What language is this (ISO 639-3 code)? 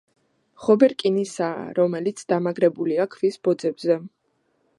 kat